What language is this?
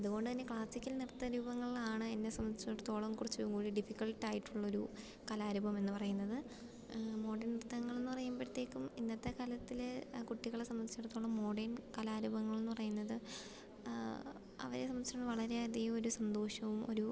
Malayalam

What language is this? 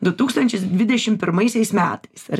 Lithuanian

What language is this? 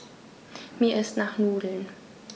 German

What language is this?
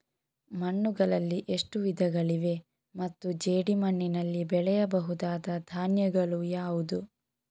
Kannada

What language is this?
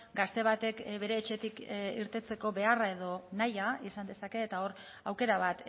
Basque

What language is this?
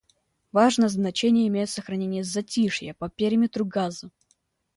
Russian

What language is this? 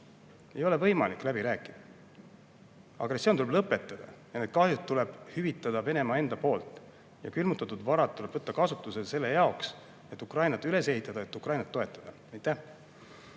Estonian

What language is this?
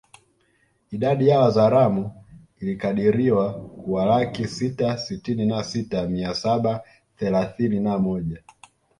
Swahili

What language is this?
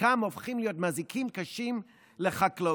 Hebrew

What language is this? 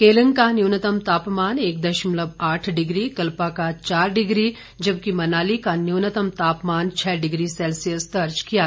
Hindi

